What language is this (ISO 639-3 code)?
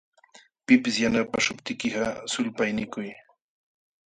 qxw